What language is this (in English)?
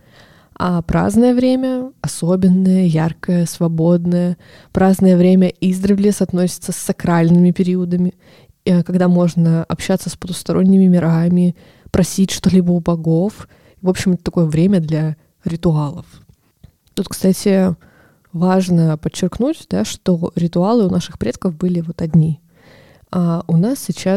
Russian